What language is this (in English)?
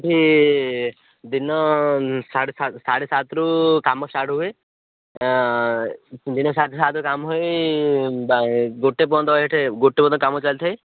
Odia